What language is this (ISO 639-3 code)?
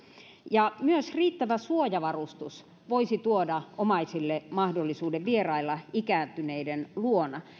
fin